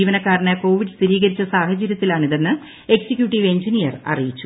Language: Malayalam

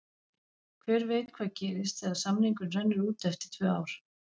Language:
Icelandic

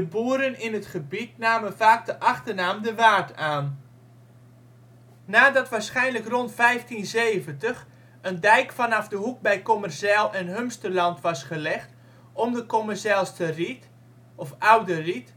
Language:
Dutch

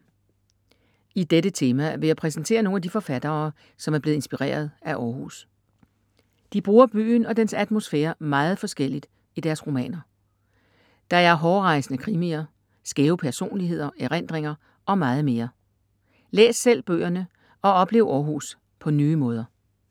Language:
Danish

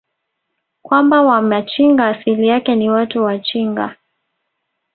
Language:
Swahili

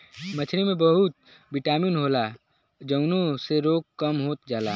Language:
Bhojpuri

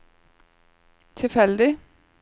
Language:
Norwegian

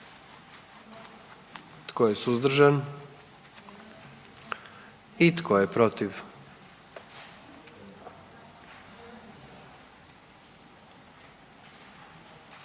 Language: Croatian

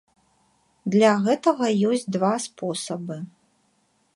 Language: Belarusian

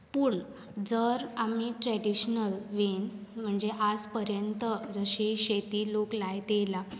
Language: Konkani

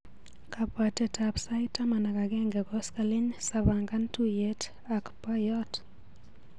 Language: Kalenjin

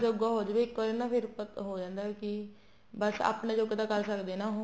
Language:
Punjabi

